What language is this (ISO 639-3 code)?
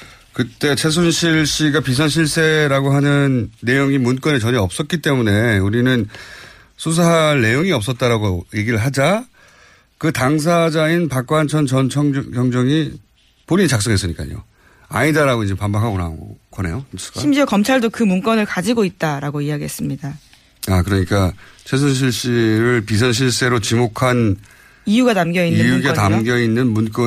kor